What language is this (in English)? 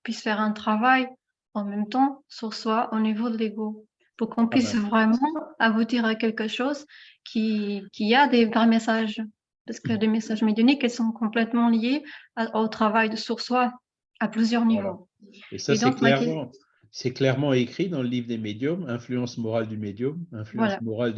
French